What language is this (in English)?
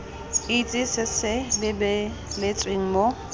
Tswana